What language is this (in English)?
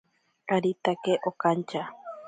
Ashéninka Perené